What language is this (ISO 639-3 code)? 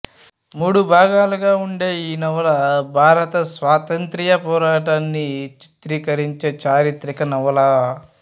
tel